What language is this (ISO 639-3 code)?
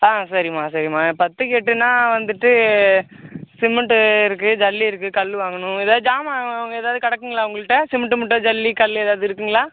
tam